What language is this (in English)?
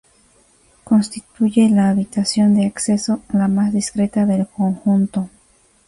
Spanish